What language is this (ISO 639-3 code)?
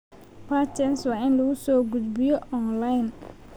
som